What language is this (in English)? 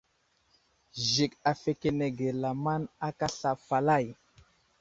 Wuzlam